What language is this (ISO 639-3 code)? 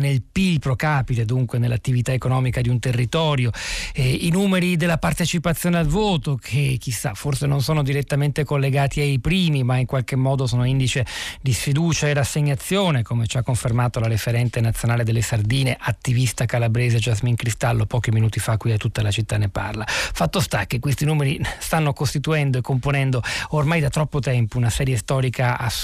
ita